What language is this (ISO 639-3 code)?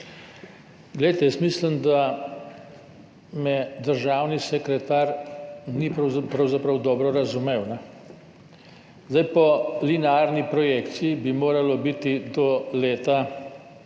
slv